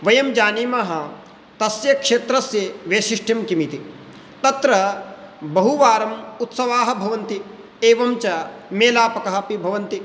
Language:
Sanskrit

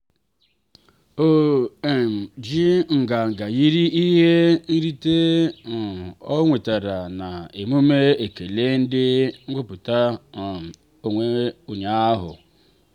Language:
Igbo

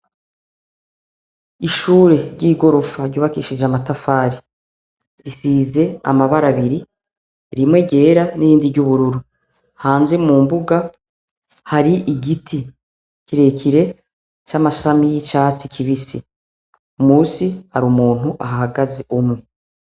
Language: Rundi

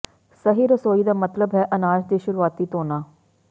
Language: Punjabi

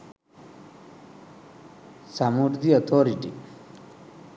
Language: Sinhala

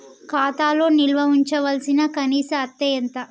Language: Telugu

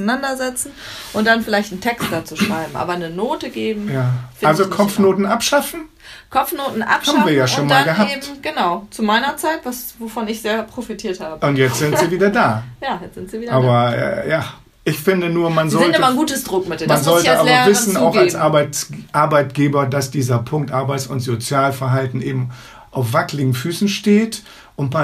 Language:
German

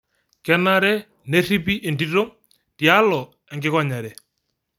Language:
Masai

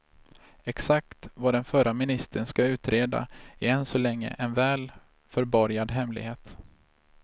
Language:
Swedish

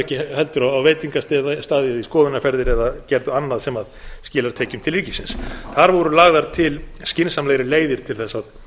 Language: Icelandic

